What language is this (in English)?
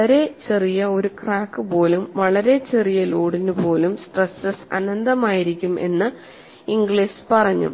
Malayalam